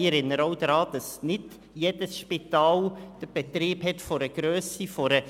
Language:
Swiss German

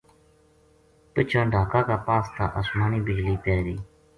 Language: Gujari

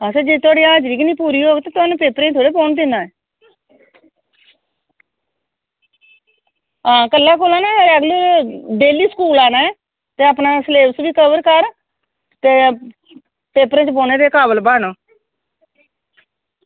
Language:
Dogri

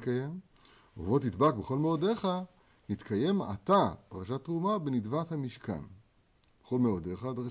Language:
Hebrew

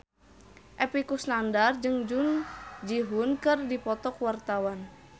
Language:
Sundanese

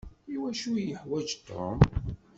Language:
Kabyle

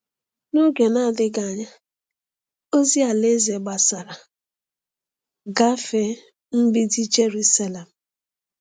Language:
Igbo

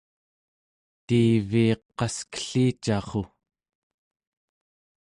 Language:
Central Yupik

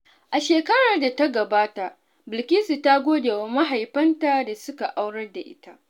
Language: Hausa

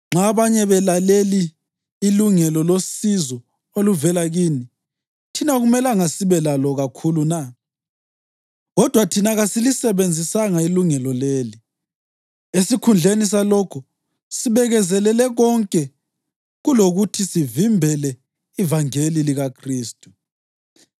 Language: North Ndebele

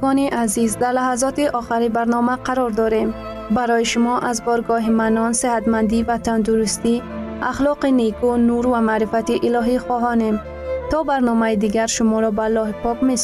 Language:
Persian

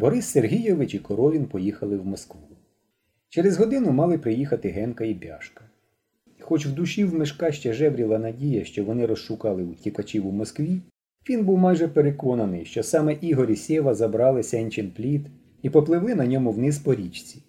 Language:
Ukrainian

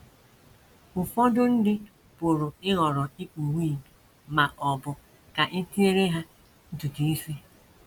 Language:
Igbo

